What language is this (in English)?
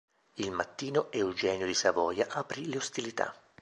Italian